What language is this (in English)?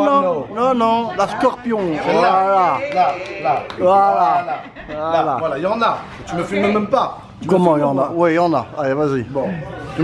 French